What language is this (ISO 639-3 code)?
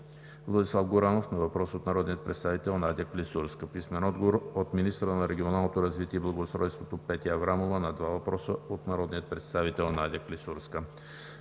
bul